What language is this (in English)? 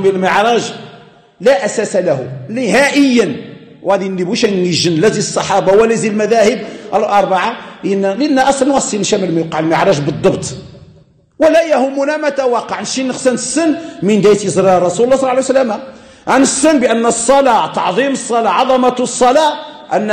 Arabic